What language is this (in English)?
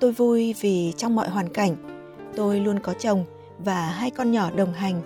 Vietnamese